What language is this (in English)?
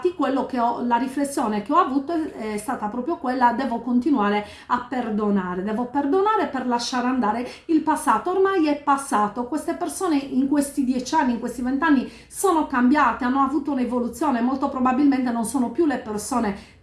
Italian